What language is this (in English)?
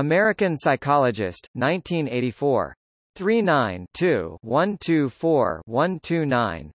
English